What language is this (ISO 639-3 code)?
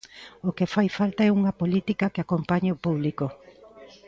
glg